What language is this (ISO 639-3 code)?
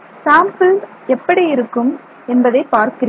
tam